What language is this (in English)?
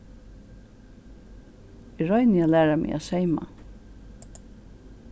Faroese